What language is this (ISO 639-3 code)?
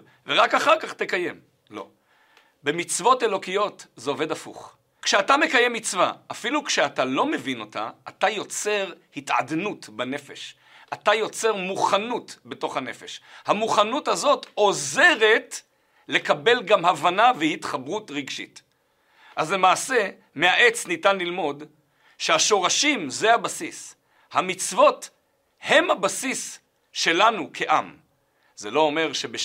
heb